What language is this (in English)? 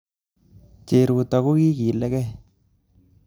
Kalenjin